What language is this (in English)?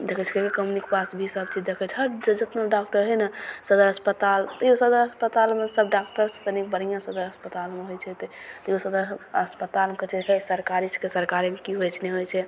Maithili